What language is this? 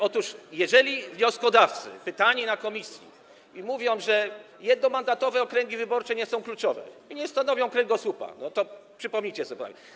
Polish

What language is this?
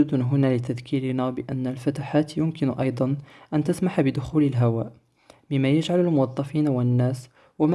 Arabic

